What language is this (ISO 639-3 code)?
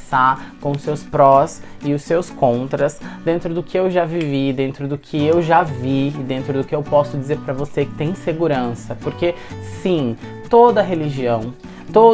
por